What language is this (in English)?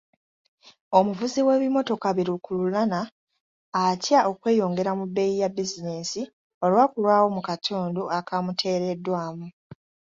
Ganda